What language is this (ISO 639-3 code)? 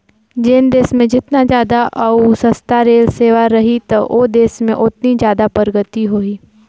hne